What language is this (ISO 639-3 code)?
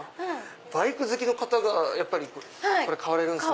jpn